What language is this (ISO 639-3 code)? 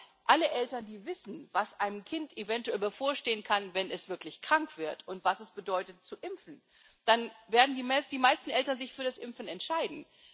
deu